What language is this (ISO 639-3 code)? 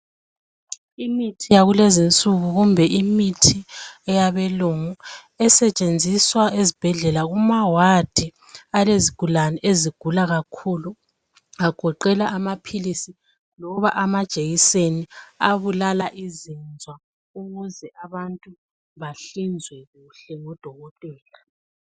nde